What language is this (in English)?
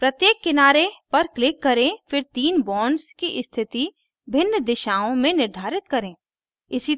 Hindi